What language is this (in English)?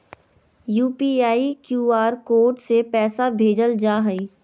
Magahi